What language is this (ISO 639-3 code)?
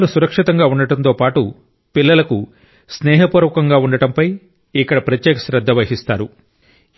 tel